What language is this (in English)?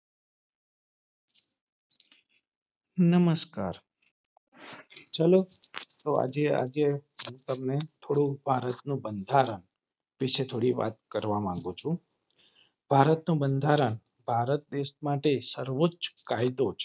Gujarati